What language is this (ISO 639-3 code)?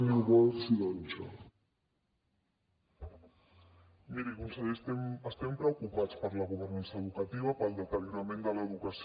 cat